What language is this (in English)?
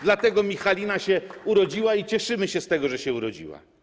Polish